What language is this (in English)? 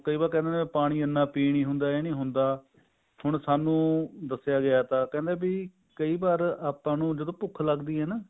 Punjabi